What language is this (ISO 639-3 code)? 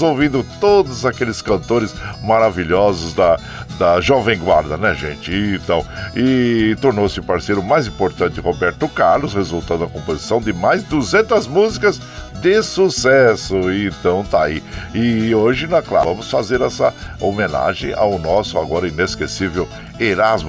por